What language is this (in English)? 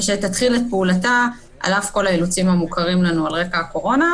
Hebrew